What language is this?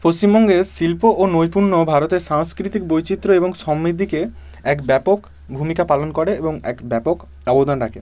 Bangla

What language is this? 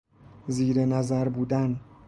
Persian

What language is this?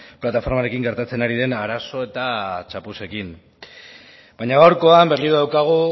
Basque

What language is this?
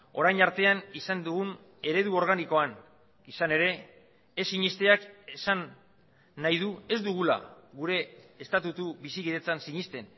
Basque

